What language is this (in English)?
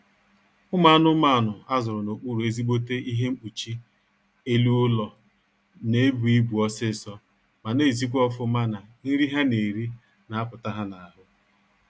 Igbo